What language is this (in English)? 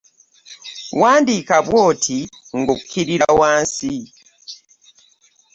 Ganda